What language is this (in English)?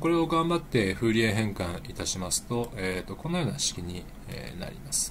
Japanese